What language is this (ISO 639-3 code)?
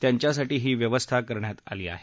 mar